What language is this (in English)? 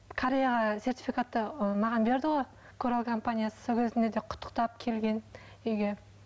Kazakh